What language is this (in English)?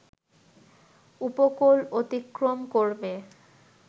Bangla